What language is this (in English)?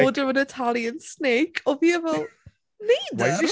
Welsh